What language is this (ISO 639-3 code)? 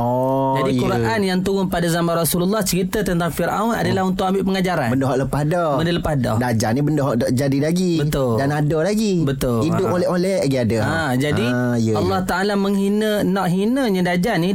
msa